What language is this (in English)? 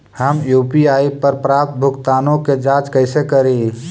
Magahi